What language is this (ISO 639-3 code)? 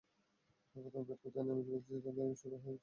ben